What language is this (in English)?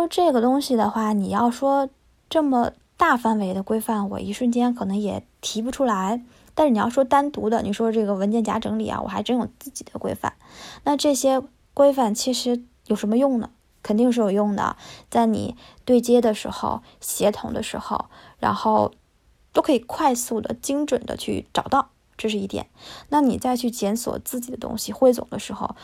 Chinese